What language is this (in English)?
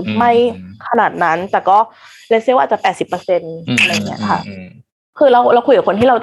Thai